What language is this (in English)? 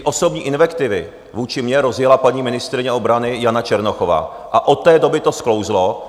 Czech